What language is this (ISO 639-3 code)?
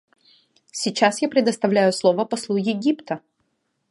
rus